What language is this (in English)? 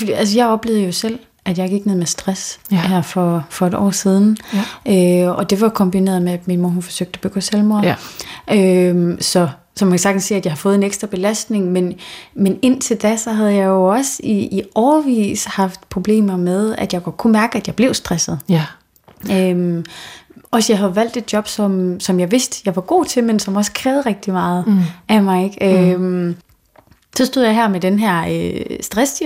Danish